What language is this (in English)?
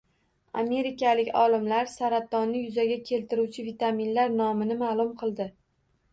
Uzbek